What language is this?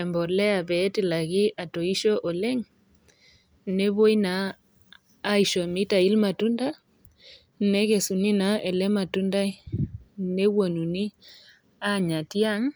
Masai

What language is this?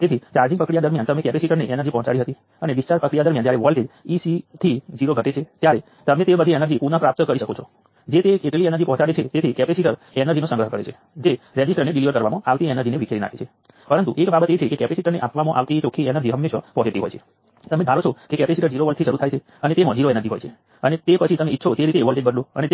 Gujarati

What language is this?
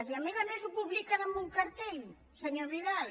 Catalan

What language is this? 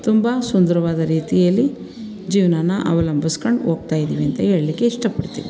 Kannada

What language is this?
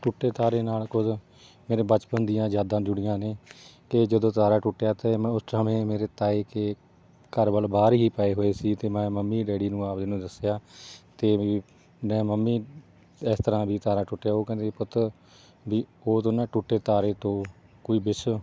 Punjabi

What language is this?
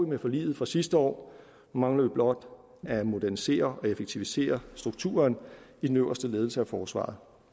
Danish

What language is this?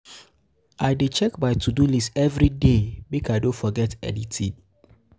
Nigerian Pidgin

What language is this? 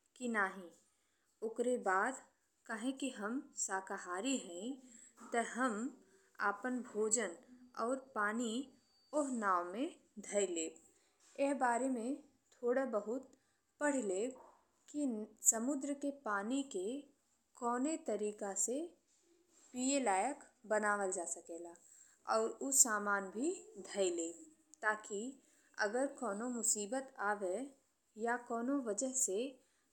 Bhojpuri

